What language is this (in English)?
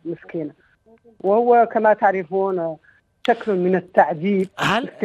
Arabic